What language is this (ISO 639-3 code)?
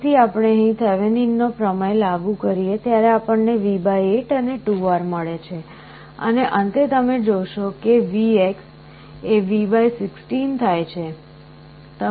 guj